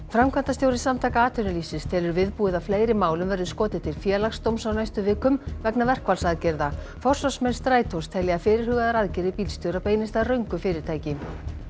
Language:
Icelandic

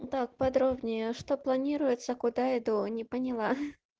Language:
Russian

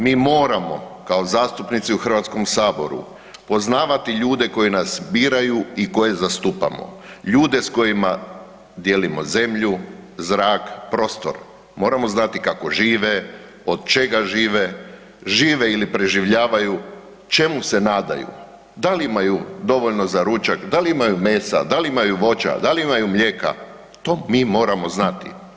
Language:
Croatian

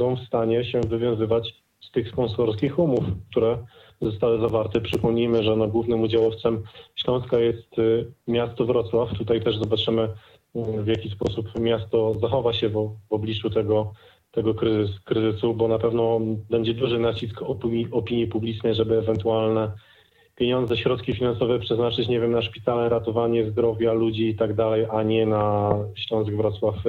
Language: Polish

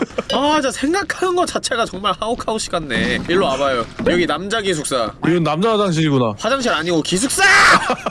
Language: Korean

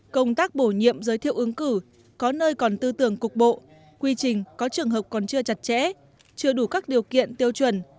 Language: Vietnamese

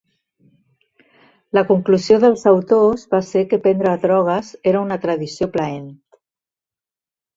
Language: Catalan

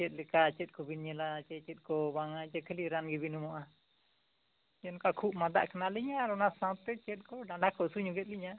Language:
Santali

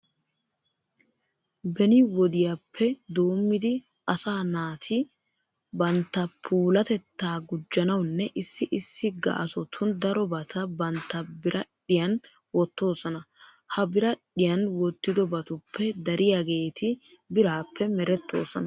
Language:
Wolaytta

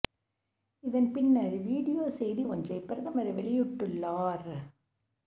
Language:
Tamil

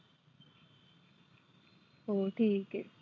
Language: Marathi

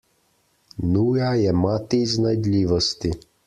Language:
Slovenian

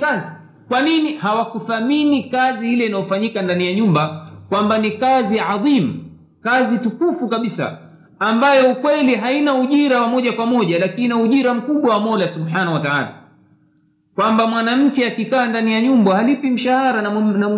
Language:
Swahili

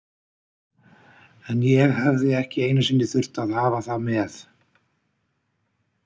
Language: Icelandic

